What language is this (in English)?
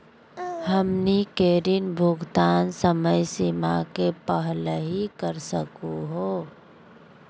Magahi